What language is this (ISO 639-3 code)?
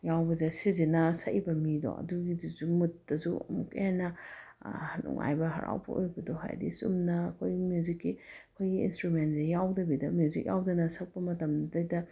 mni